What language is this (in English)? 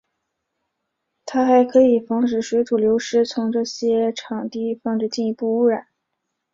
Chinese